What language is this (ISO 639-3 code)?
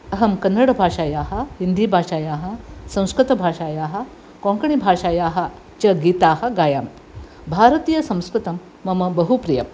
san